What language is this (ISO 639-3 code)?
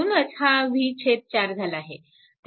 mar